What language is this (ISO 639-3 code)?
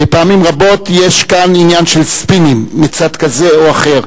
heb